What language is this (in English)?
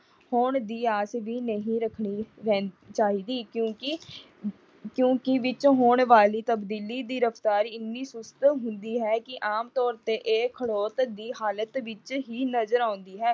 Punjabi